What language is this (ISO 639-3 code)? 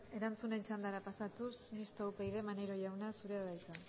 eus